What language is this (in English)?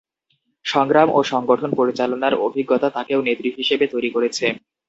Bangla